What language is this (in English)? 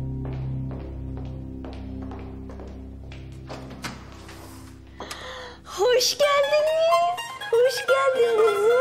Turkish